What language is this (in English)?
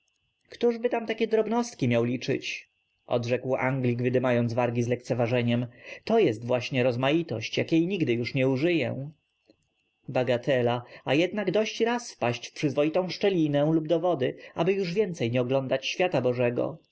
Polish